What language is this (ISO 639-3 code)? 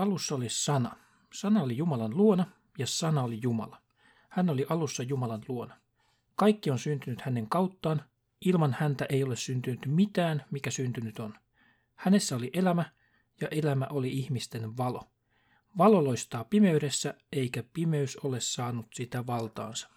fin